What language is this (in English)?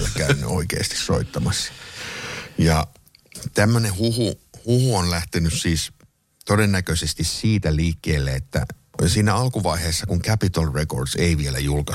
Finnish